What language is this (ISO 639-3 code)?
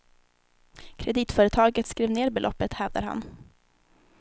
swe